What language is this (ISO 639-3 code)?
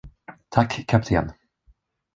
swe